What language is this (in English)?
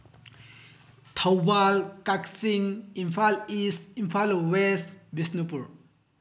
Manipuri